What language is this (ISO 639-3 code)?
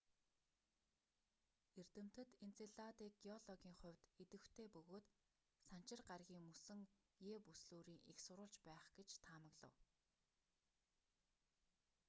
mon